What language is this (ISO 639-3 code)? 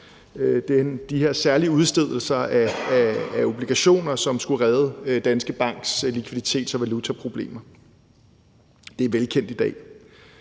dan